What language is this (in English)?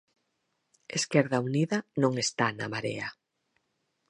Galician